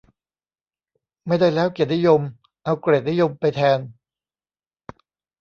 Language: Thai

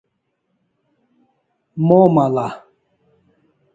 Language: Kalasha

